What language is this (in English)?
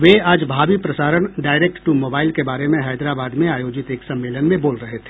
Hindi